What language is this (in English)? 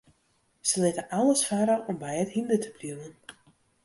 Western Frisian